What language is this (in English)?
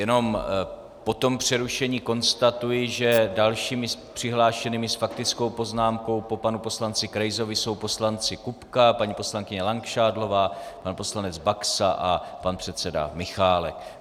Czech